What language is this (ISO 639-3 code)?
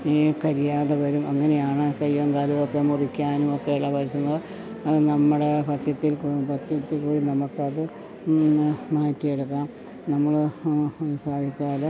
mal